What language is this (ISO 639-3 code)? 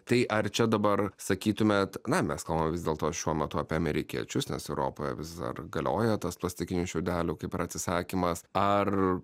lit